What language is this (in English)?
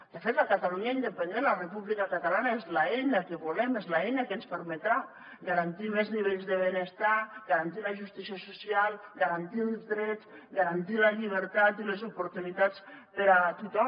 Catalan